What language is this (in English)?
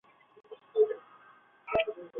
Chinese